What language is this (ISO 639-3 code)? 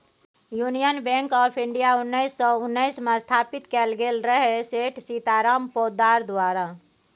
mai